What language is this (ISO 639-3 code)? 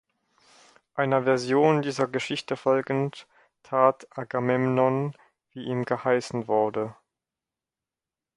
deu